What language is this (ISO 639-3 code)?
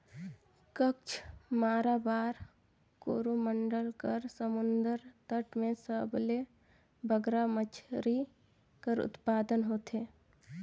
hne